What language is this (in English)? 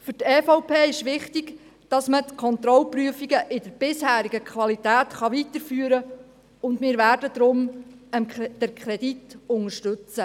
Swiss German